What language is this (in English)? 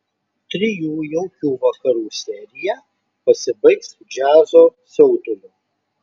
Lithuanian